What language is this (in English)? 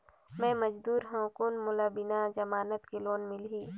Chhattisgarhi